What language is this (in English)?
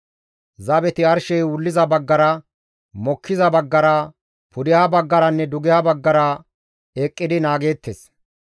Gamo